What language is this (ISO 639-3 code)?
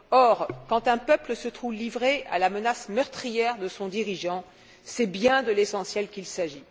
fra